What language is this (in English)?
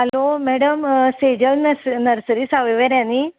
Konkani